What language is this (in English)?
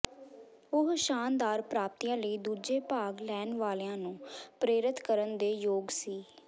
Punjabi